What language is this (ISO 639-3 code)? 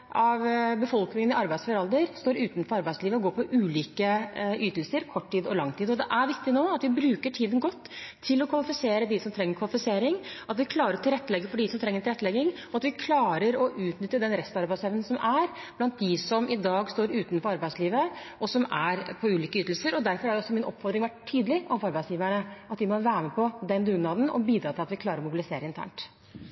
nob